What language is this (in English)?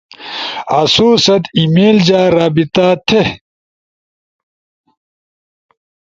Ushojo